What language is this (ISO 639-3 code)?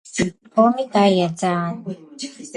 kat